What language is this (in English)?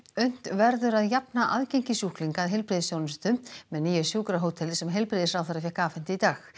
Icelandic